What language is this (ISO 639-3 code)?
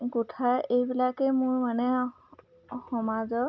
asm